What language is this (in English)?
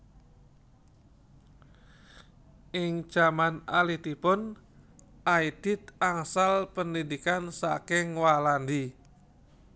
Javanese